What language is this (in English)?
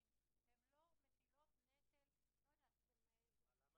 Hebrew